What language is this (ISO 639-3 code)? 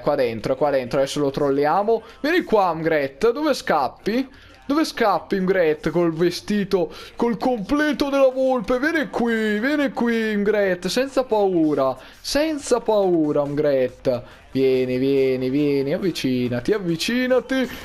ita